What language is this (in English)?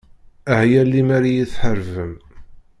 Kabyle